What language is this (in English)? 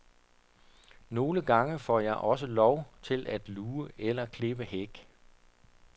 Danish